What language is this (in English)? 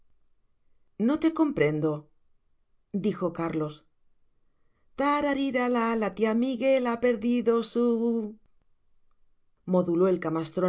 Spanish